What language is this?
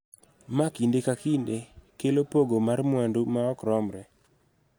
Luo (Kenya and Tanzania)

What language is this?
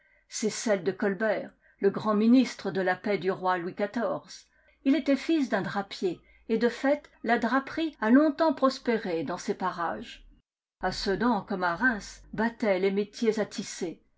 French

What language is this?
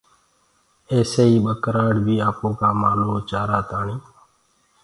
Gurgula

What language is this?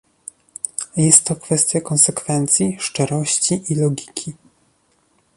Polish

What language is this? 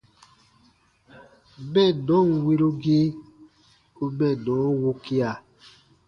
Baatonum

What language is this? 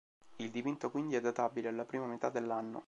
Italian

